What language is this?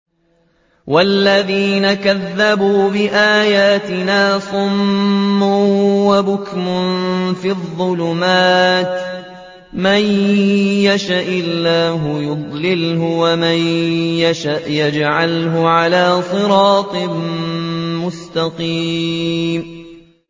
Arabic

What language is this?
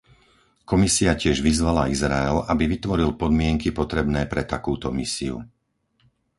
Slovak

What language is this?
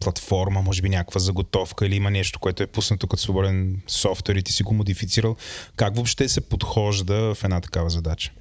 Bulgarian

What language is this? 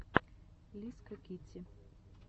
Russian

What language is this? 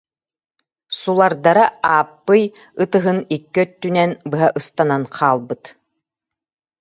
Yakut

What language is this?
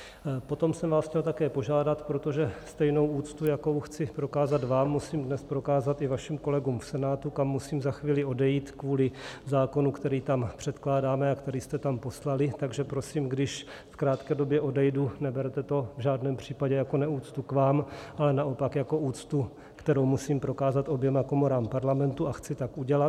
Czech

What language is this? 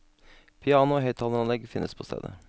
Norwegian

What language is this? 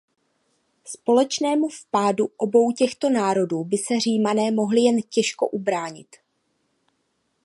Czech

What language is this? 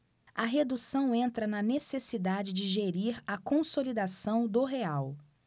Portuguese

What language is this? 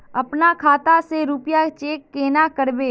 Magahi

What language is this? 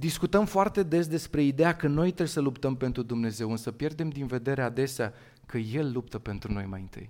Romanian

